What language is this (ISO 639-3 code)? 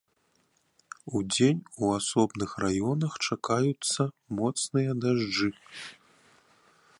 bel